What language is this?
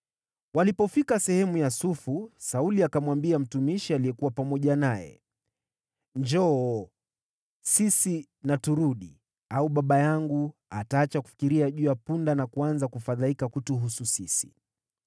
Swahili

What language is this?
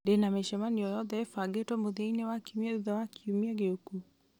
Kikuyu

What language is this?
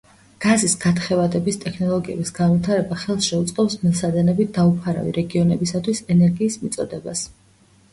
Georgian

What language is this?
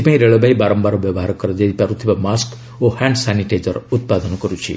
Odia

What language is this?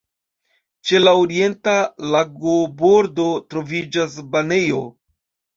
Esperanto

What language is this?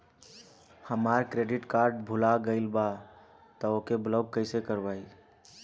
Bhojpuri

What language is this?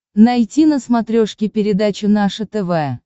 Russian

